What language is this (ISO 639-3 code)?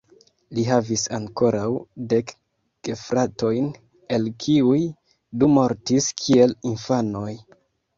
epo